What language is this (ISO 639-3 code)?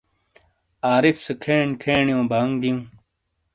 scl